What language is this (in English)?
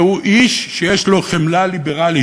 Hebrew